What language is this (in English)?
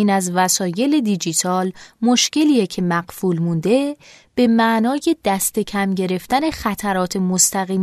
Persian